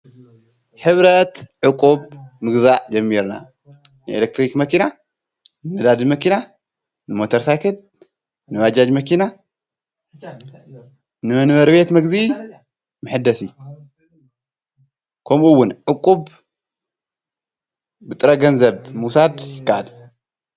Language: Tigrinya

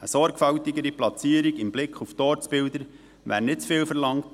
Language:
Swiss German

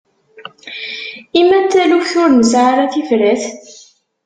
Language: Kabyle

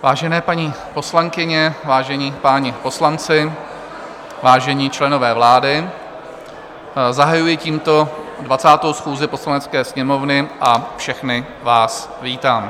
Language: Czech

